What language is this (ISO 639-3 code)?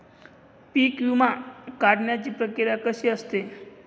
mar